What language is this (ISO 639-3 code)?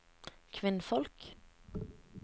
nor